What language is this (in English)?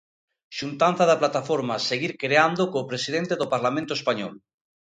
Galician